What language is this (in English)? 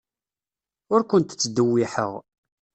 Kabyle